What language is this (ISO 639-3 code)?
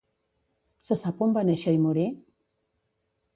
cat